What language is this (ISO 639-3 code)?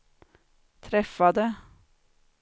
swe